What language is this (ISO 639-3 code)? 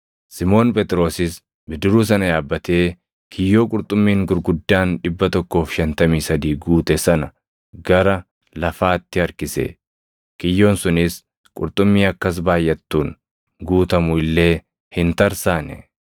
orm